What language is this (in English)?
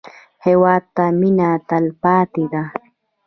Pashto